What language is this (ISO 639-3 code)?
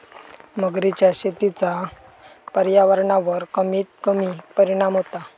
mar